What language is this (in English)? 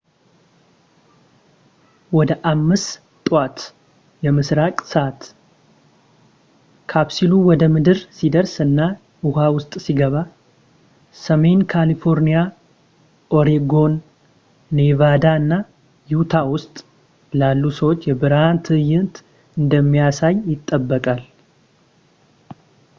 Amharic